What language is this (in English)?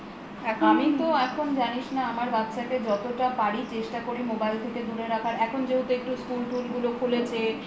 Bangla